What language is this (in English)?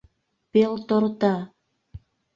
Mari